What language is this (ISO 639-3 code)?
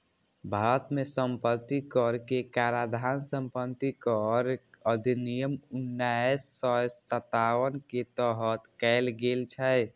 mai